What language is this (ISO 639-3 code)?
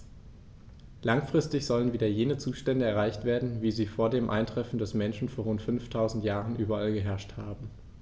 deu